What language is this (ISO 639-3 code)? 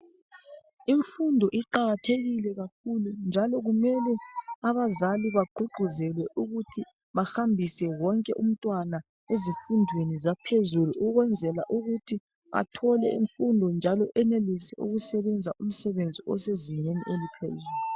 nde